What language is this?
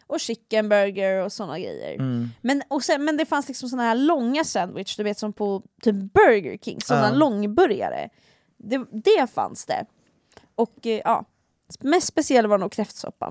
Swedish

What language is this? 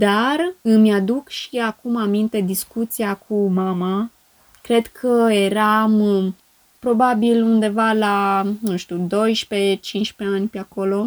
Romanian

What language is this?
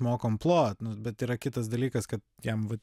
Lithuanian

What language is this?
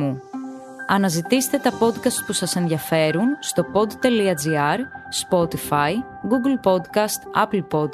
Greek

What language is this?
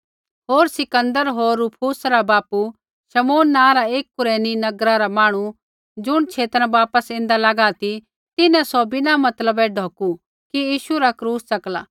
Kullu Pahari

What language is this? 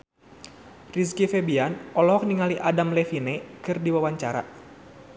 Sundanese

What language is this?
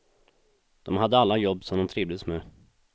Swedish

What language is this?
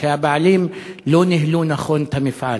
Hebrew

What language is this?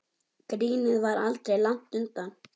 Icelandic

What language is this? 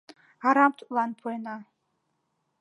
Mari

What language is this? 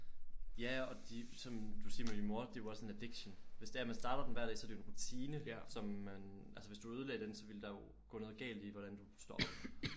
Danish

